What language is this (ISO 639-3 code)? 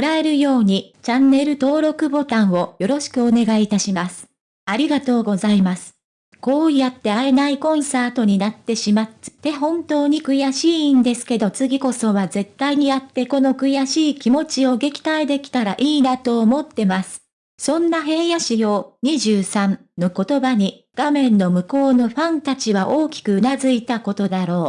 jpn